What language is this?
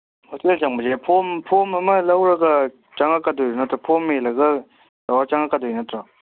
Manipuri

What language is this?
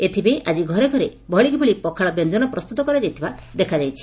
Odia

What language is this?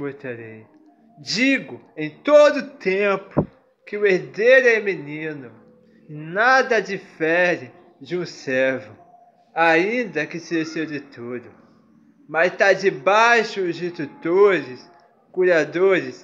Portuguese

